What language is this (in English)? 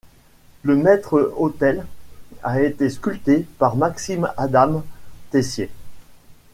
French